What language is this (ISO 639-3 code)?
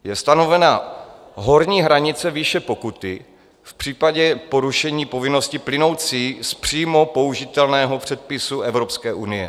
ces